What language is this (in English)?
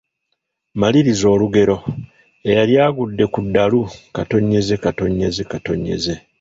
Ganda